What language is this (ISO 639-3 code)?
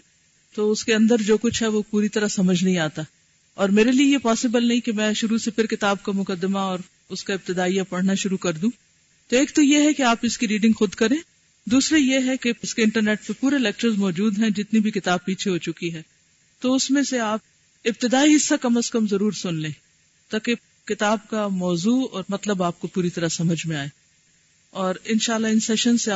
urd